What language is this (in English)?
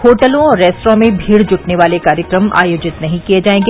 Hindi